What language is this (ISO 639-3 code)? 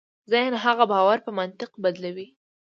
pus